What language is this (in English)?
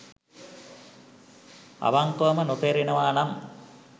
Sinhala